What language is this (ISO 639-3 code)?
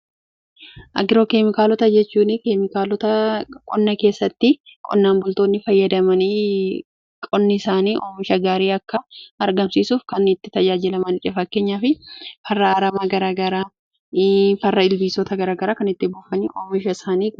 orm